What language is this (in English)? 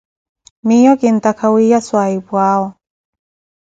Koti